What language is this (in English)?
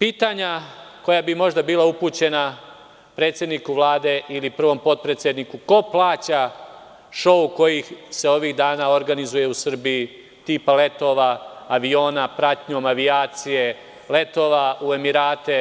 Serbian